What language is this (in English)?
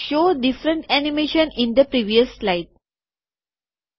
Gujarati